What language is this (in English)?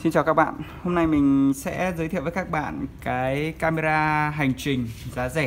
Vietnamese